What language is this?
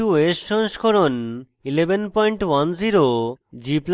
Bangla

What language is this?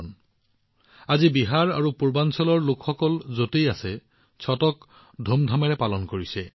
Assamese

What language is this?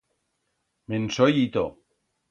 Aragonese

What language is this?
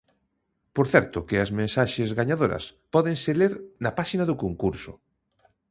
Galician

